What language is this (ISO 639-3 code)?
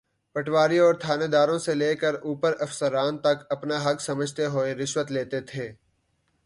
urd